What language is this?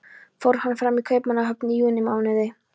Icelandic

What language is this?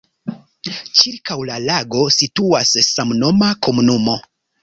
Esperanto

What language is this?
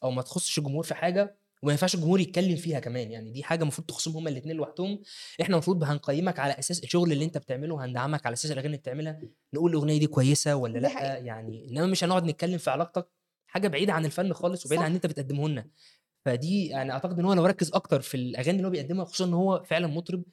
Arabic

